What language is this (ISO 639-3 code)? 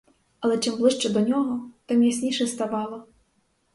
ukr